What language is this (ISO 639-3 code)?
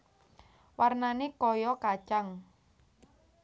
jav